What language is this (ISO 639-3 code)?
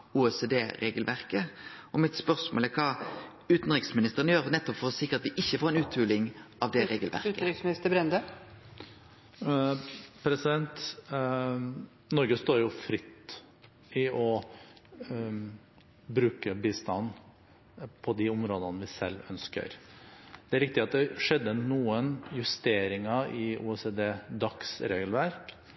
nor